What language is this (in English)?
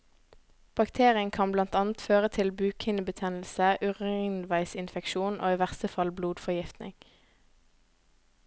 Norwegian